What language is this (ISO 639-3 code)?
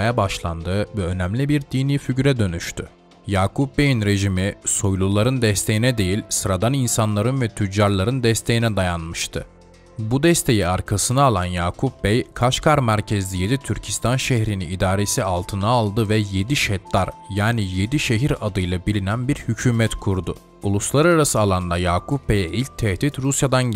tur